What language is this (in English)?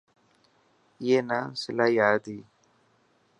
Dhatki